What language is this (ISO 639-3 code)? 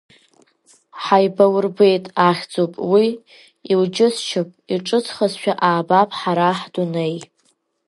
abk